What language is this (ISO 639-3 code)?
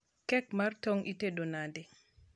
luo